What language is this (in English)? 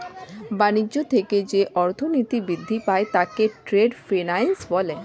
Bangla